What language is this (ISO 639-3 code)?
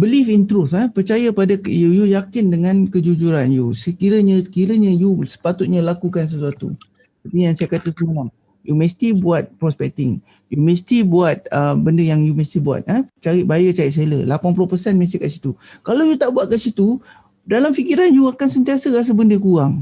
msa